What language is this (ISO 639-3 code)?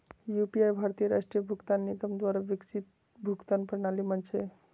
mag